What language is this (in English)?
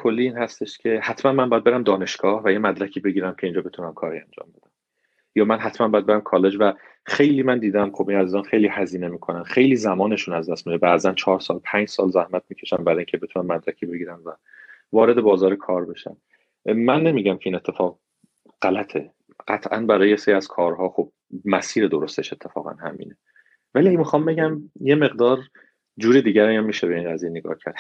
Persian